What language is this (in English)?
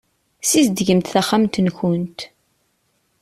Kabyle